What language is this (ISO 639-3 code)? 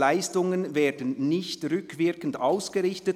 gsw